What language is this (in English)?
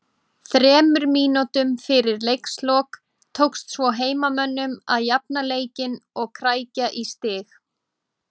Icelandic